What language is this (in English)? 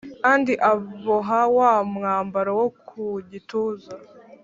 Kinyarwanda